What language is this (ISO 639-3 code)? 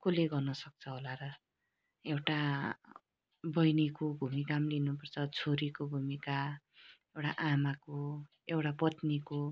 nep